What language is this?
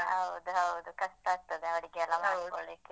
Kannada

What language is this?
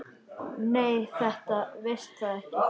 Icelandic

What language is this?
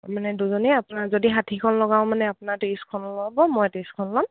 Assamese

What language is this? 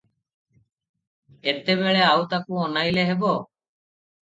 Odia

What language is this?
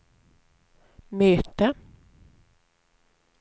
Swedish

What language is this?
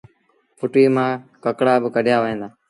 Sindhi Bhil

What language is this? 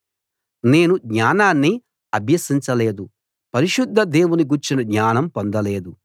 Telugu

